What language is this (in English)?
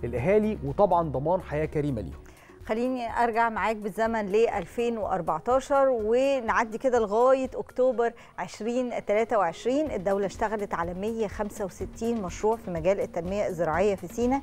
Arabic